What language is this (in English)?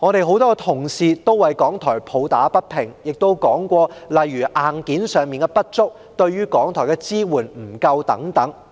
Cantonese